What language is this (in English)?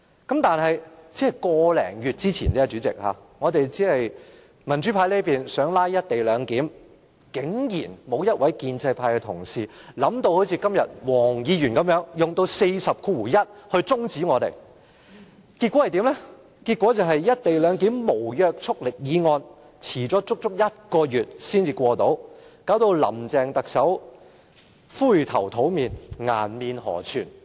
Cantonese